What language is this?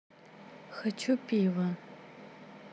Russian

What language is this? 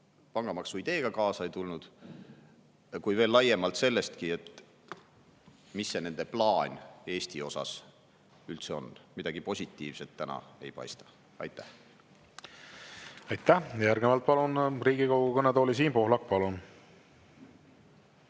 Estonian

